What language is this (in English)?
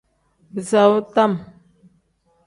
Tem